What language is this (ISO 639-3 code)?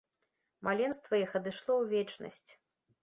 bel